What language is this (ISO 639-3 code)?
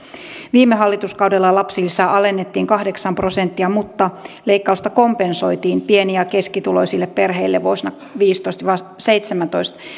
fin